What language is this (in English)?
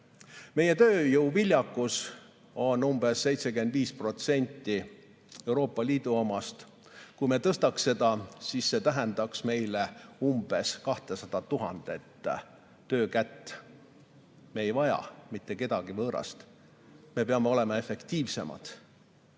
Estonian